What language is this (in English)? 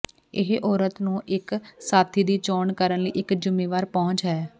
Punjabi